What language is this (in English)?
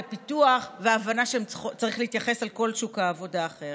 Hebrew